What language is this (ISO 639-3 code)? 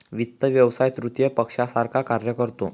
mar